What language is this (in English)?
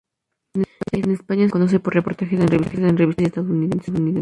Spanish